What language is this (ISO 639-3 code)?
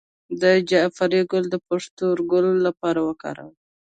pus